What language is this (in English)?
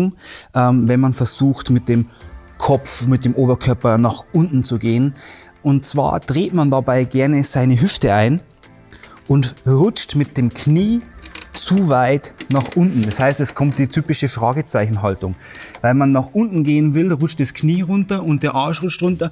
German